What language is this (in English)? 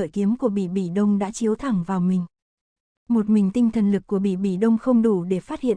Vietnamese